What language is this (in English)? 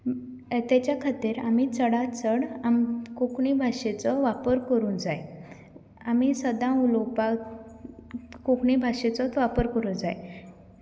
Konkani